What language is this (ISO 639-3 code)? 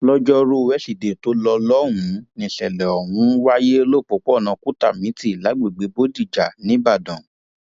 yor